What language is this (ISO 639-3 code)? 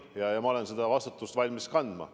est